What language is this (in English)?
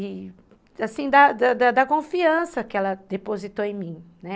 Portuguese